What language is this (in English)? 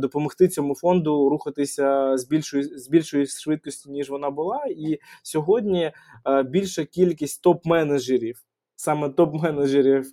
Ukrainian